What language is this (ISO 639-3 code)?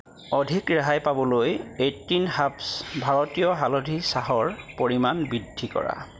asm